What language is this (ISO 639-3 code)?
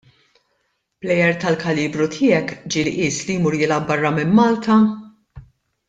mlt